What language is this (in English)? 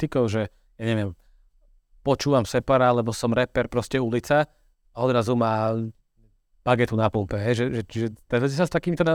Slovak